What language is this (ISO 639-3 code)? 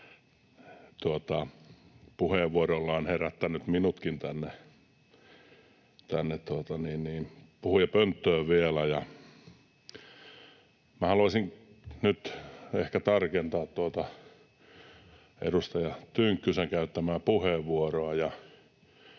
fin